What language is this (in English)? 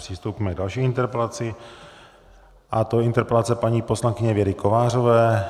Czech